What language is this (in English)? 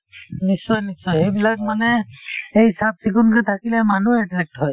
Assamese